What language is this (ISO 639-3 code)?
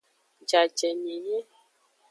ajg